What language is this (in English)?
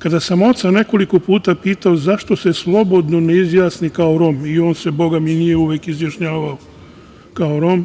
Serbian